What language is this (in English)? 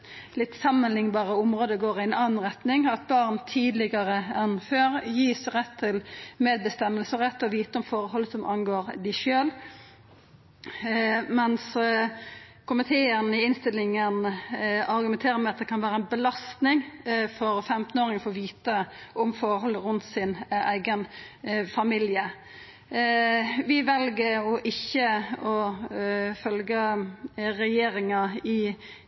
Norwegian Nynorsk